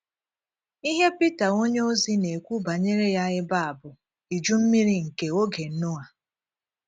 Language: Igbo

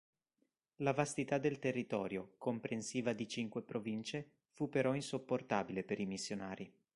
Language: Italian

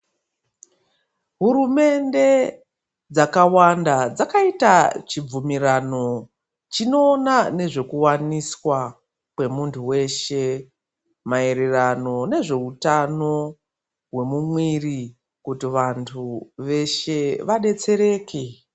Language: Ndau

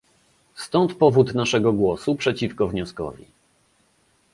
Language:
Polish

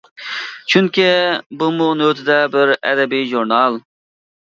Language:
Uyghur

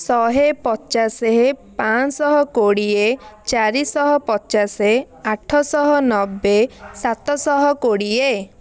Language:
Odia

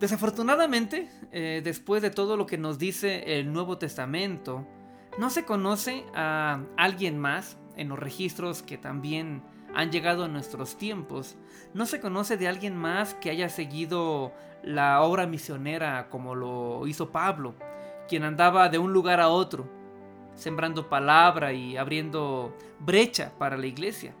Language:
Spanish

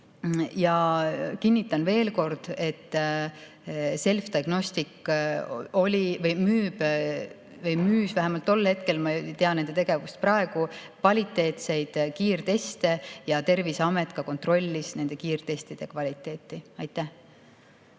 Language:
Estonian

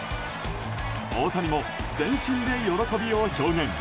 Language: Japanese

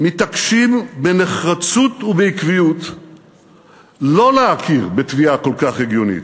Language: Hebrew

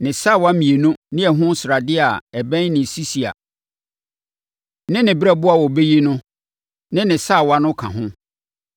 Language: Akan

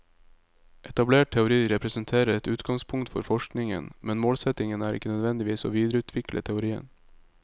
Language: Norwegian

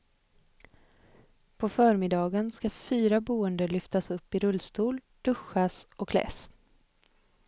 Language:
Swedish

